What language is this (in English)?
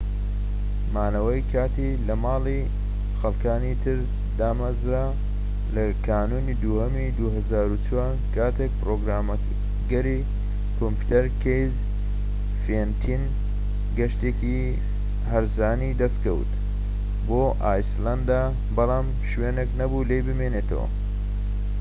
Central Kurdish